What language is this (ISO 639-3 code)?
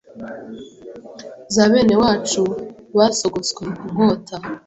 kin